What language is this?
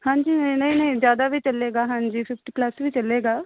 Punjabi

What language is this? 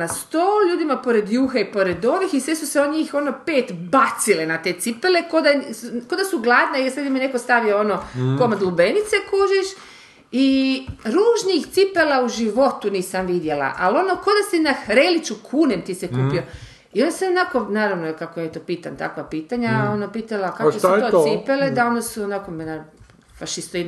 Croatian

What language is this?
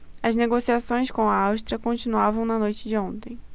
Portuguese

